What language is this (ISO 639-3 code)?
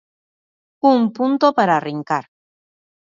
glg